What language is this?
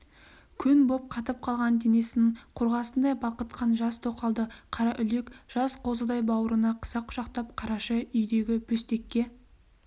Kazakh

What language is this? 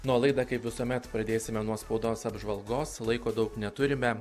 Lithuanian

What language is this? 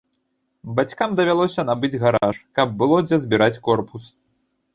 Belarusian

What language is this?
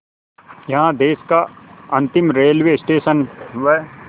Hindi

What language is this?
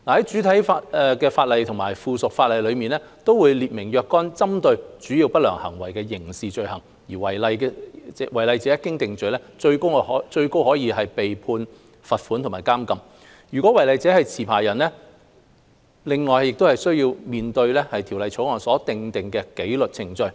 Cantonese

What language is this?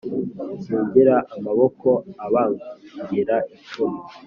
Kinyarwanda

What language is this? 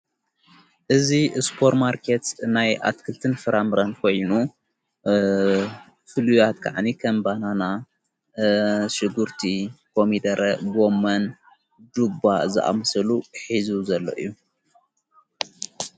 Tigrinya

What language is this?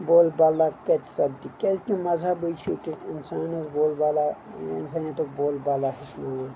Kashmiri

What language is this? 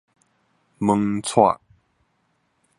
Min Nan Chinese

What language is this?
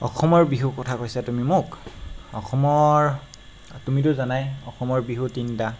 Assamese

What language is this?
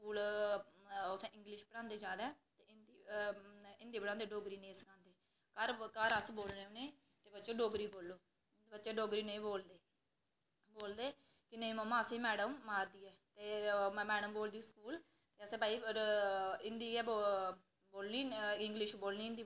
Dogri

